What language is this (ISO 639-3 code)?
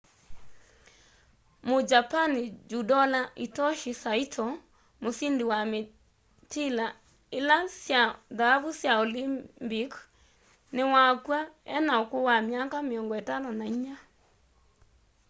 kam